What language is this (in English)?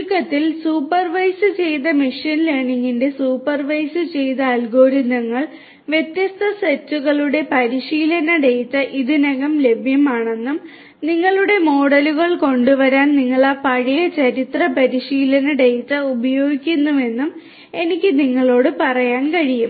Malayalam